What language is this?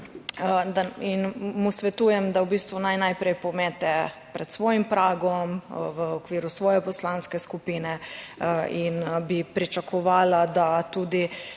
Slovenian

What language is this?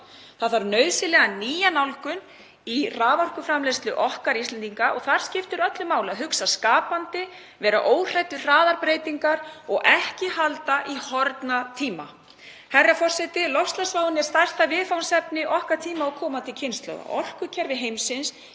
Icelandic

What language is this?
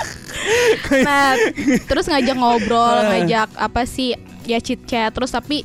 Indonesian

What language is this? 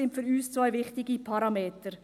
Swiss German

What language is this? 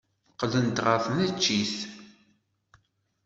Kabyle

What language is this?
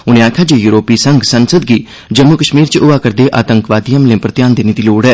Dogri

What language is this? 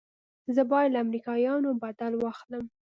Pashto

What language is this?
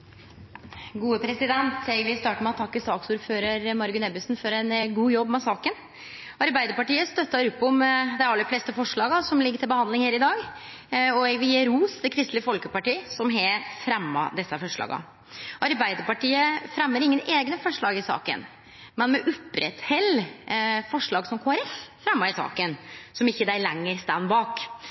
Norwegian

